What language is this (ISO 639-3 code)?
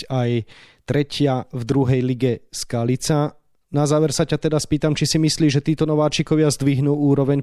slk